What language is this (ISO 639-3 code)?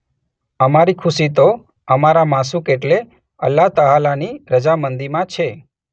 guj